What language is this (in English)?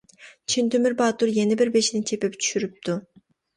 Uyghur